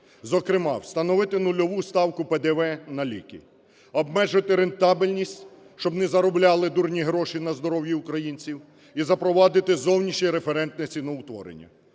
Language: Ukrainian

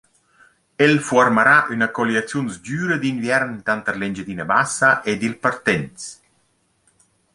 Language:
Romansh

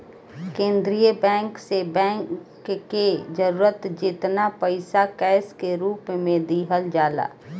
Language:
Bhojpuri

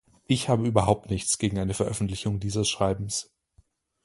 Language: German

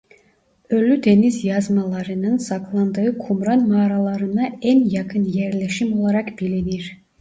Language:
Turkish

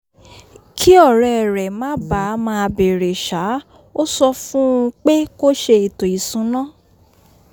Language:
Yoruba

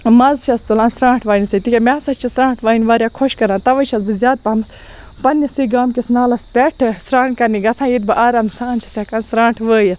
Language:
Kashmiri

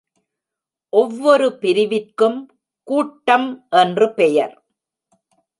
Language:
Tamil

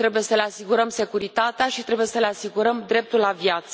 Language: Romanian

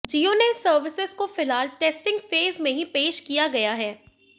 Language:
Hindi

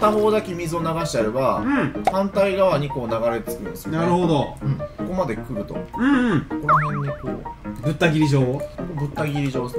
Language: Japanese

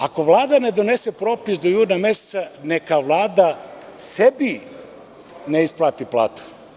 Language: Serbian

